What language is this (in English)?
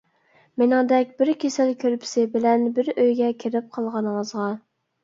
Uyghur